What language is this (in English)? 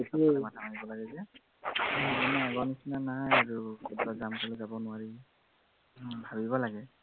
Assamese